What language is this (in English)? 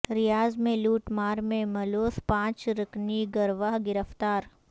Urdu